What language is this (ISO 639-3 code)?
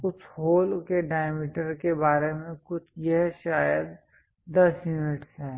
hin